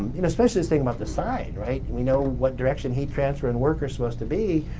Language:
English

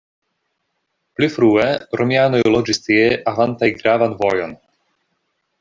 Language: Esperanto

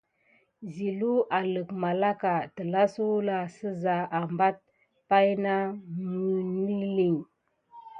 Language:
Gidar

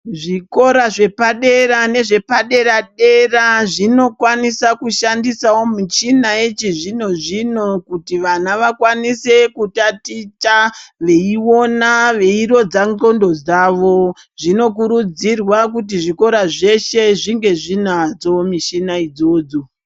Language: Ndau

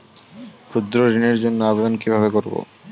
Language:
Bangla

